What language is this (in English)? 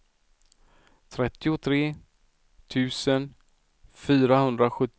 Swedish